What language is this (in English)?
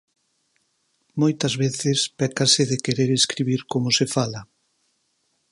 Galician